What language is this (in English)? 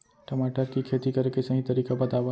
Chhattisgarhi